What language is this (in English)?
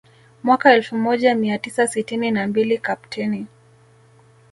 Swahili